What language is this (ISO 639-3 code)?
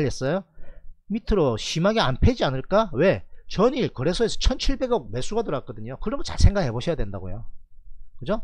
kor